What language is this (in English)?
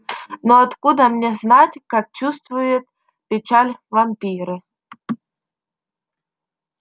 Russian